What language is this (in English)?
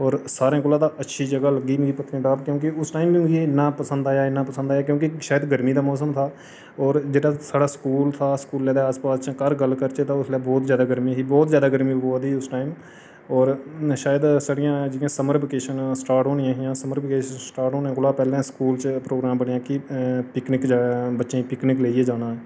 Dogri